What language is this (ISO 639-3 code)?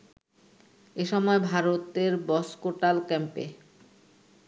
ben